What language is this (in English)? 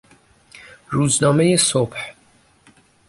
Persian